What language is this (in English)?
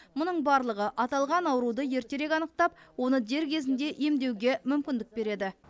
Kazakh